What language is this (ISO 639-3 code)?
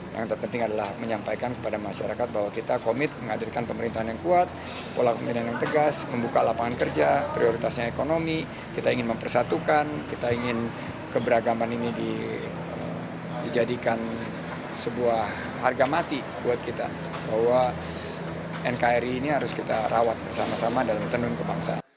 ind